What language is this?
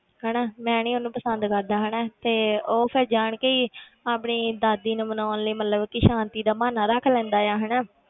Punjabi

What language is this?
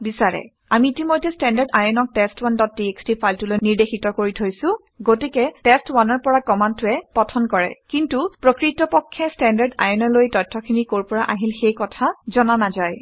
Assamese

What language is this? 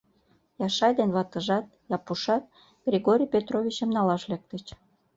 Mari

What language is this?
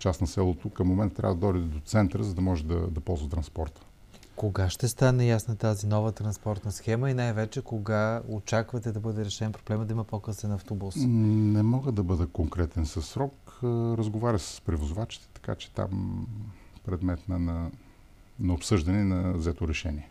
Bulgarian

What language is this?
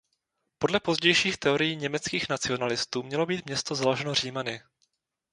Czech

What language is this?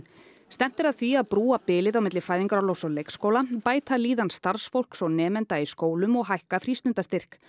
Icelandic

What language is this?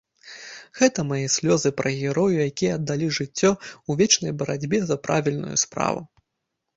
Belarusian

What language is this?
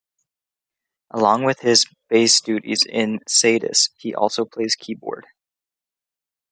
English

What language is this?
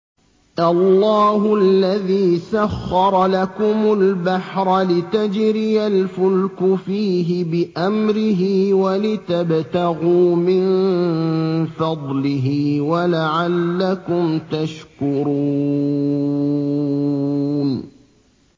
Arabic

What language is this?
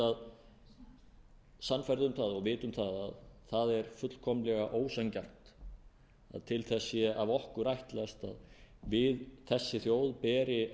Icelandic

